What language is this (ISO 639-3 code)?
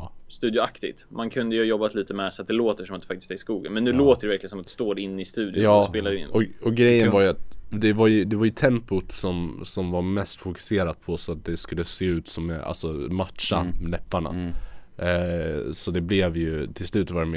swe